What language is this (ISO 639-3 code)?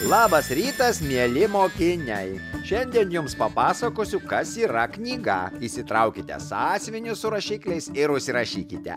lit